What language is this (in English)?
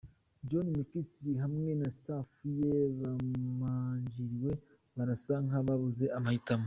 Kinyarwanda